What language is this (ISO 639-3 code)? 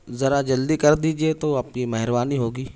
urd